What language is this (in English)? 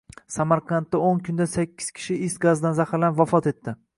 Uzbek